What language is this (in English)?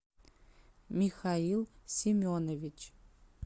Russian